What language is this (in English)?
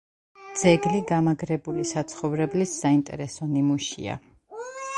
Georgian